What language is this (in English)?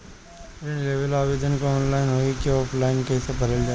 Bhojpuri